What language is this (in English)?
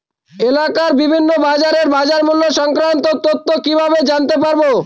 Bangla